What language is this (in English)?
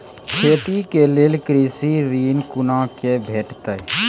Maithili